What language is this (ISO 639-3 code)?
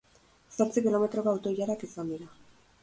eus